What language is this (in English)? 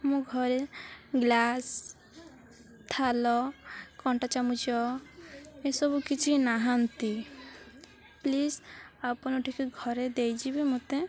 Odia